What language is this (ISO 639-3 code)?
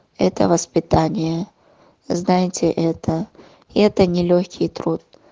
rus